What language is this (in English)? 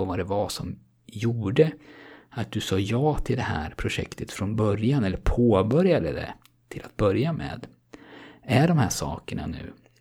Swedish